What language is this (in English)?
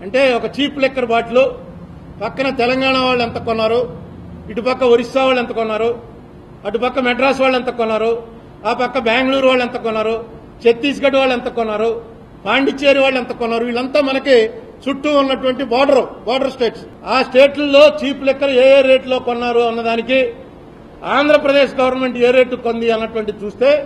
Telugu